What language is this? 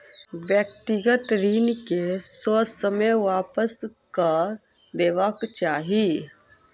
Maithili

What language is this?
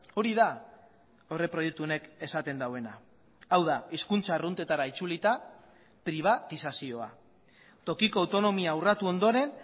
Basque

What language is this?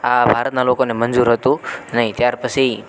Gujarati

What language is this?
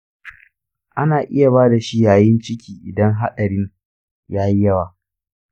Hausa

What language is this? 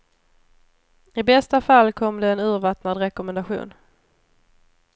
Swedish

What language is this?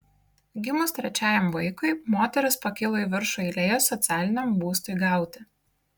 Lithuanian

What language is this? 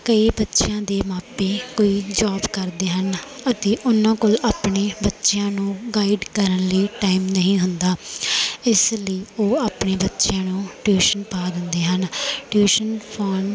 Punjabi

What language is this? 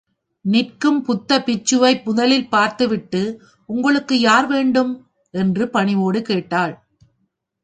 Tamil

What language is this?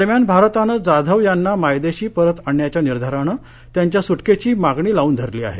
Marathi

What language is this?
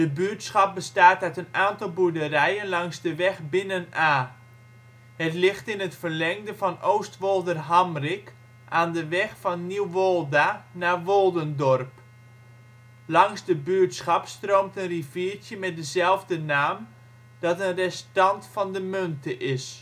Dutch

